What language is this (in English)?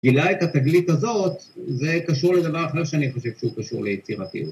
Hebrew